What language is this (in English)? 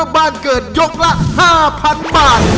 Thai